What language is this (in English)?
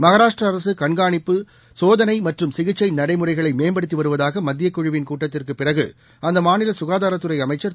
Tamil